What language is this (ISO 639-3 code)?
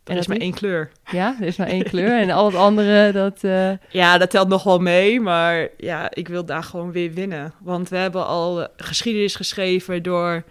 nld